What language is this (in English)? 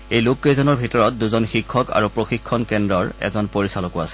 Assamese